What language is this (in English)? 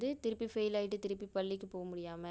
Tamil